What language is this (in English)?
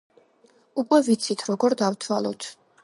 Georgian